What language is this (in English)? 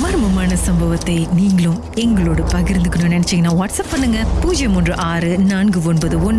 Indonesian